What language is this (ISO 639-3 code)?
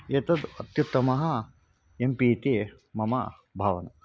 san